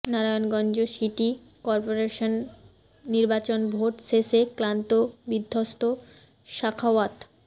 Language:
Bangla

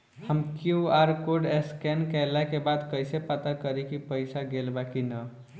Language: Bhojpuri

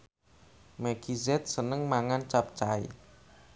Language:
Javanese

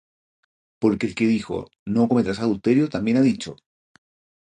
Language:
Spanish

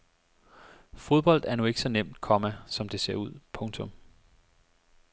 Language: Danish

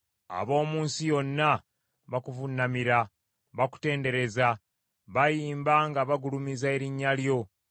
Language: Ganda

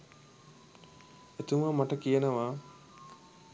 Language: Sinhala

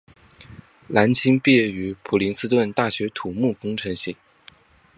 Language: Chinese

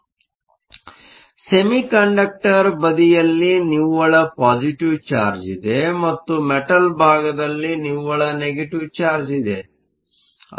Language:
Kannada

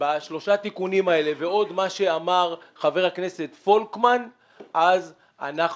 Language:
Hebrew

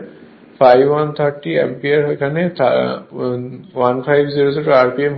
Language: Bangla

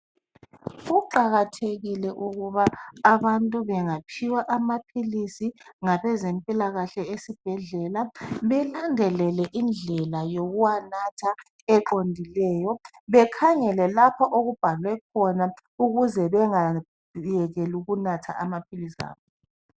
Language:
North Ndebele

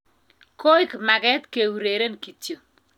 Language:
Kalenjin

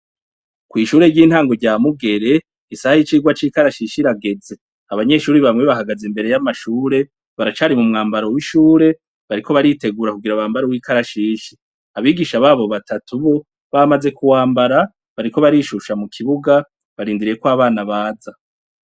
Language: Rundi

